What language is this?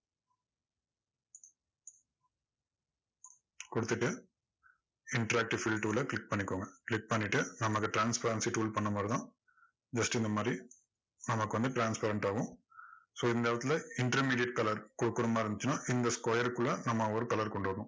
Tamil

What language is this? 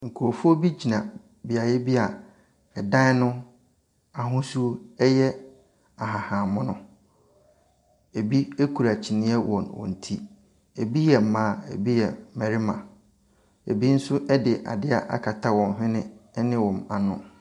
Akan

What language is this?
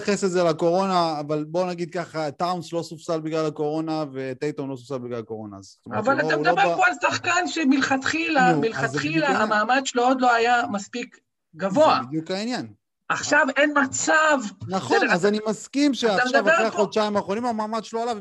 Hebrew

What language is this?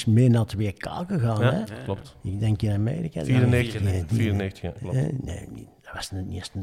Dutch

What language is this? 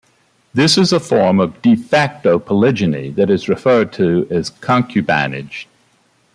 English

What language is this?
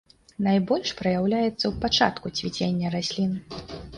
Belarusian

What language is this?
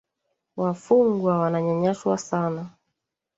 Swahili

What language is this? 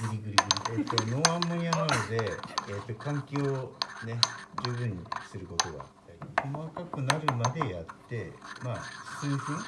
Japanese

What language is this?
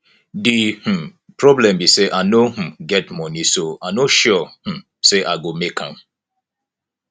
Nigerian Pidgin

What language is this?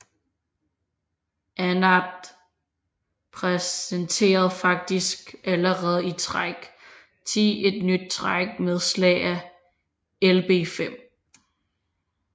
Danish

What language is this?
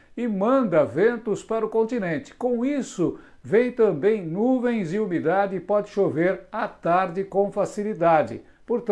Portuguese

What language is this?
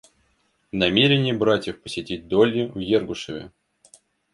Russian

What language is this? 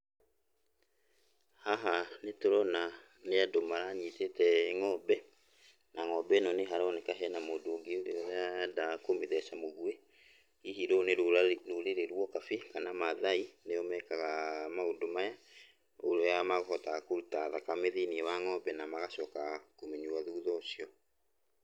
Kikuyu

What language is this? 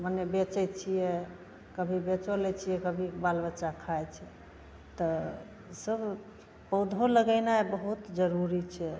Maithili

